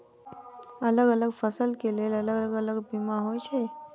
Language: Maithili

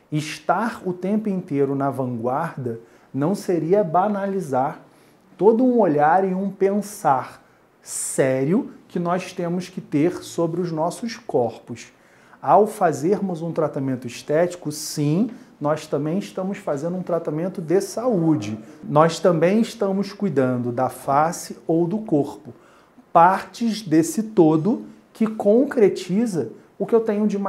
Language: Portuguese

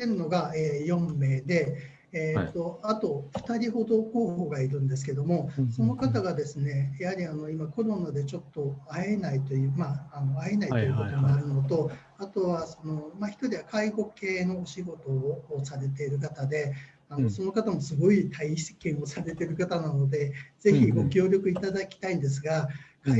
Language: Japanese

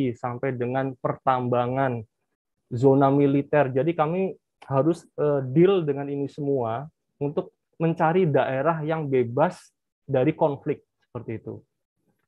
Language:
Indonesian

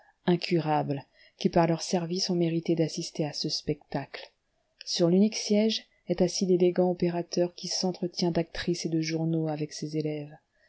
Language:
French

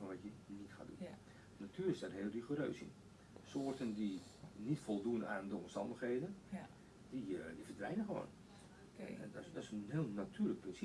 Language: Dutch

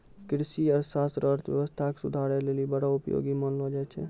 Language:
Maithili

